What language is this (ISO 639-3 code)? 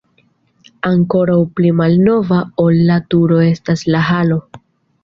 epo